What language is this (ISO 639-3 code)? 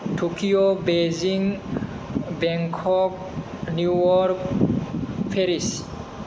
brx